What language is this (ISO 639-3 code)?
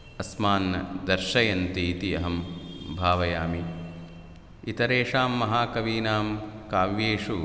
san